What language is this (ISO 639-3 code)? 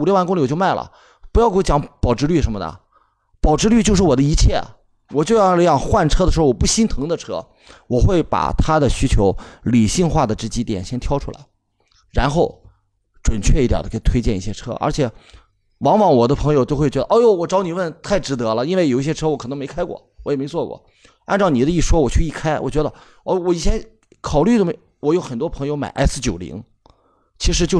zho